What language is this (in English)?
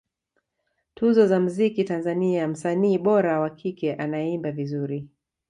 Swahili